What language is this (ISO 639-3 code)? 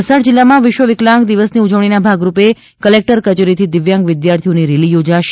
guj